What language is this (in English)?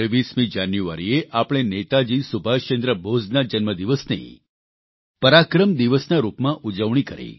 Gujarati